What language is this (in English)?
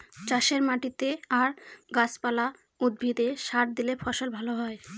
Bangla